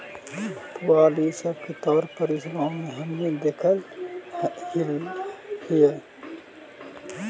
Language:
Magahi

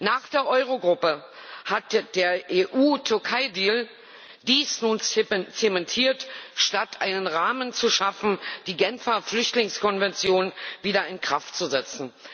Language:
German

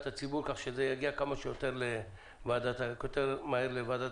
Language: Hebrew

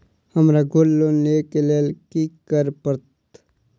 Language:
Maithili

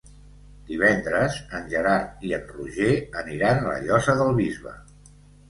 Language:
Catalan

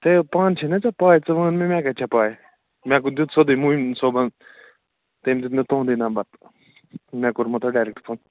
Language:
Kashmiri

